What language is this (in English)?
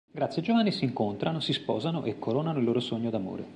Italian